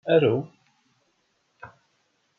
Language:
Kabyle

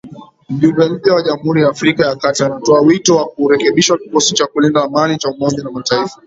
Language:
Swahili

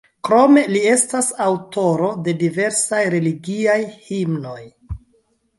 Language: Esperanto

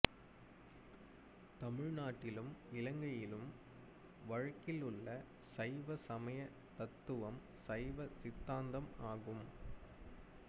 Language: Tamil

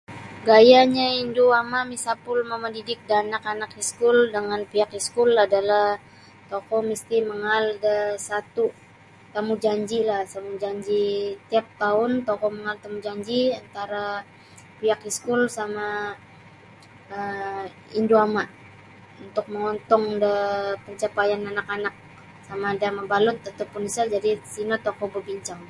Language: Sabah Bisaya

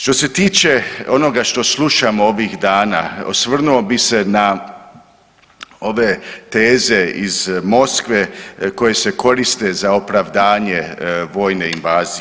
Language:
Croatian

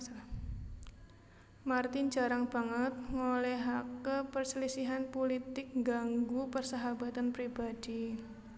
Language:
Javanese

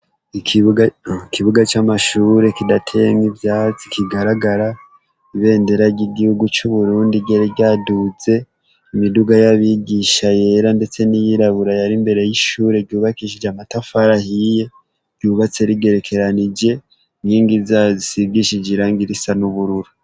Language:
Rundi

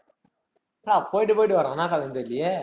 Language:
Tamil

